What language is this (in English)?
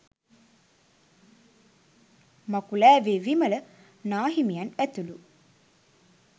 Sinhala